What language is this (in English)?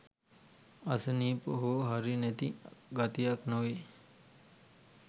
Sinhala